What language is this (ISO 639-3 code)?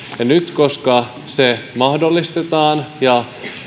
fin